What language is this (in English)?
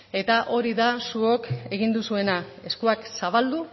Basque